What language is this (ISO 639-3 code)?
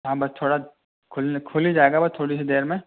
urd